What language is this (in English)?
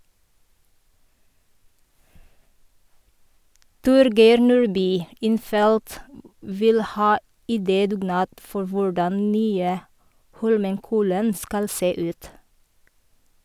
Norwegian